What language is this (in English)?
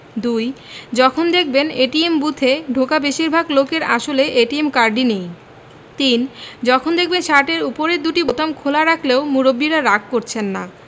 Bangla